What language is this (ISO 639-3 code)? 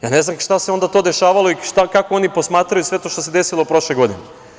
srp